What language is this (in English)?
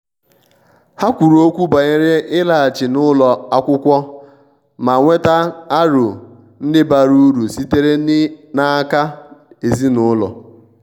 Igbo